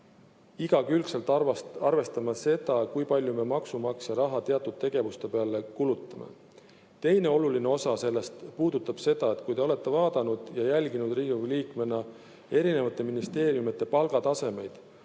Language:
Estonian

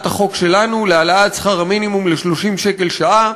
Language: Hebrew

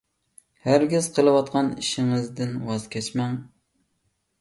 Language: Uyghur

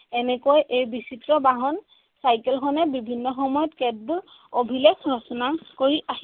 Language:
Assamese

